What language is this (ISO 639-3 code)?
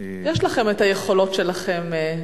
heb